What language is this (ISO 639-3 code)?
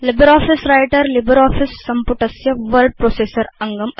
san